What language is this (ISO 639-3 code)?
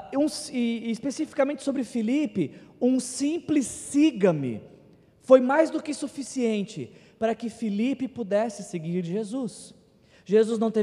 por